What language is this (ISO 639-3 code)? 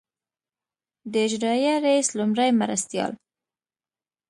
pus